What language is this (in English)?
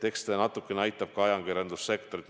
Estonian